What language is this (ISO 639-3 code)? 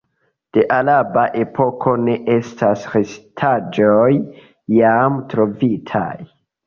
epo